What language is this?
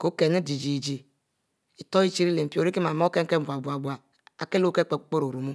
Mbe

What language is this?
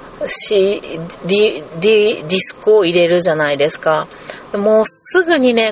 Japanese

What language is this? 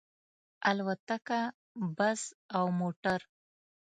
Pashto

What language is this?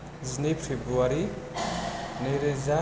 Bodo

